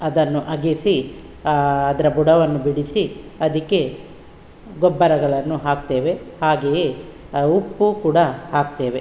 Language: Kannada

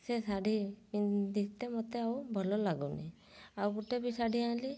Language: Odia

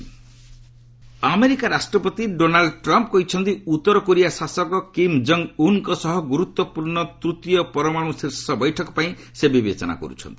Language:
Odia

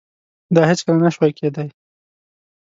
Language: Pashto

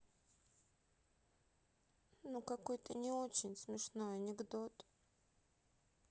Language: Russian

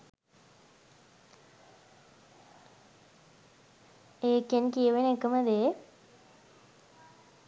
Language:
Sinhala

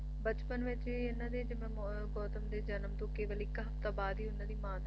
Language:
Punjabi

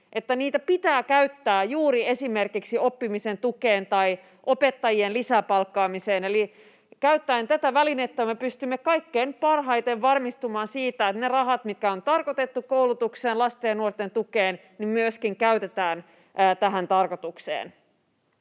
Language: Finnish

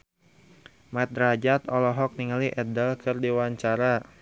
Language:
Sundanese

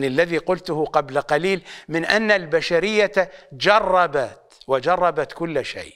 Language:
Arabic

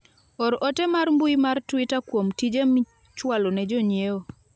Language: Luo (Kenya and Tanzania)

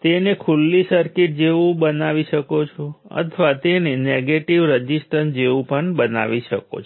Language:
Gujarati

